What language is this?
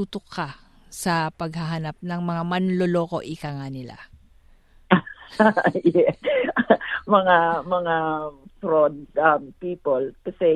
Filipino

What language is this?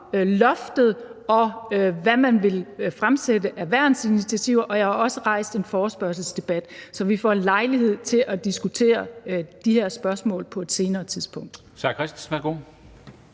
Danish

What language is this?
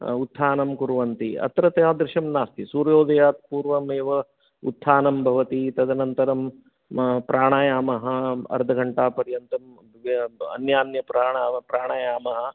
Sanskrit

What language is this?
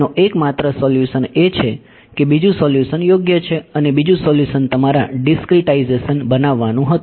Gujarati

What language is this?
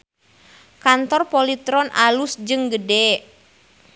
Sundanese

